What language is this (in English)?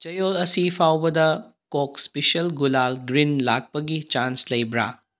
Manipuri